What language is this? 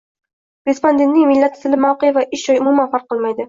Uzbek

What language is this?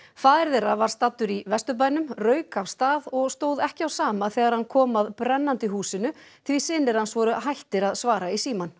Icelandic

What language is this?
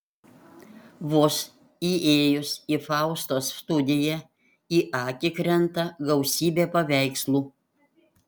Lithuanian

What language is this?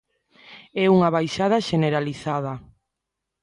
Galician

